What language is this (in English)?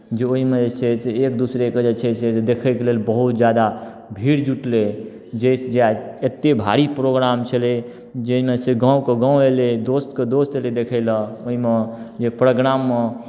Maithili